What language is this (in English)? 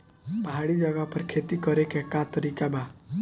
Bhojpuri